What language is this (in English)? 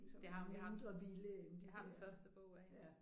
Danish